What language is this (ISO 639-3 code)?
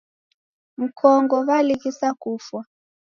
dav